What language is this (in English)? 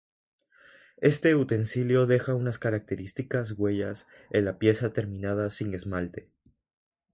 Spanish